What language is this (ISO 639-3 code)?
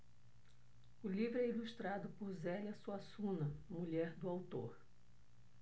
por